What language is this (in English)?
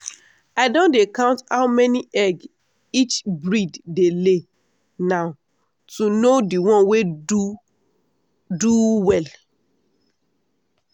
Nigerian Pidgin